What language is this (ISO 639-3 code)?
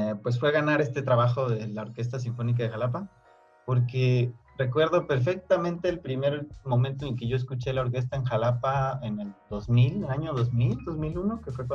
spa